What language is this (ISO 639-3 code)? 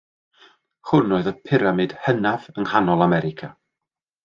cym